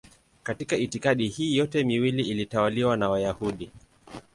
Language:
Swahili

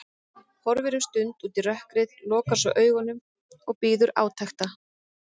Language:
Icelandic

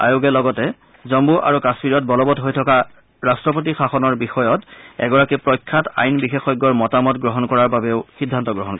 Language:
Assamese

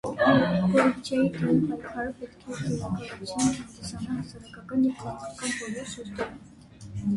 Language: Armenian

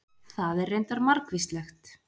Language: Icelandic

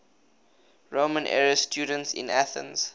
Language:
English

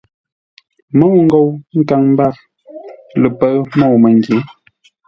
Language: Ngombale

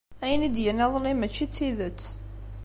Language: Kabyle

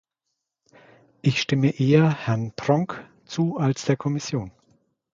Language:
German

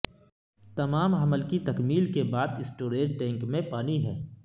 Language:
Urdu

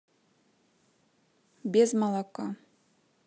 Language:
Russian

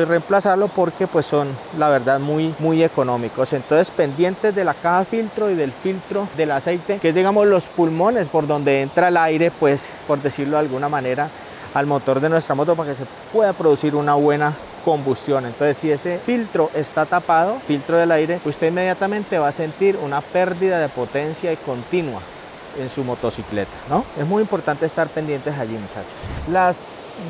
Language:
Spanish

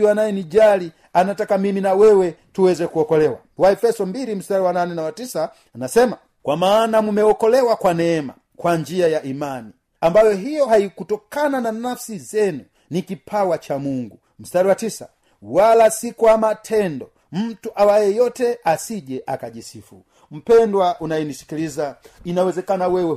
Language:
Swahili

